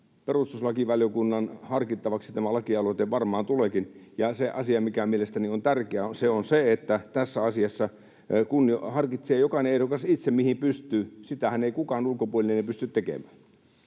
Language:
Finnish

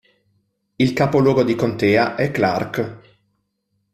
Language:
Italian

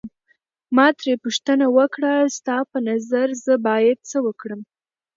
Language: Pashto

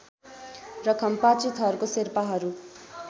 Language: Nepali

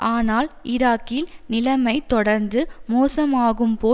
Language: Tamil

